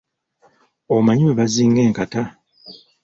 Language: Ganda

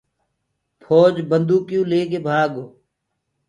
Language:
Gurgula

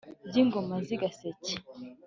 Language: Kinyarwanda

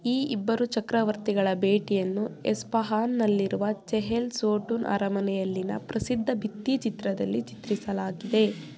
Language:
Kannada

